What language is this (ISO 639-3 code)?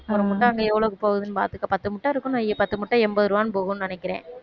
tam